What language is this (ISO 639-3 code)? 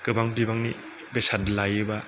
brx